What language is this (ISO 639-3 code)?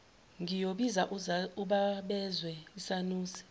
zul